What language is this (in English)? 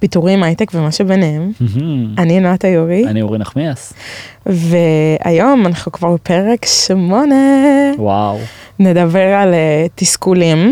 Hebrew